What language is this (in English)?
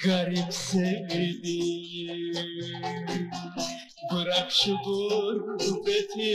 Turkish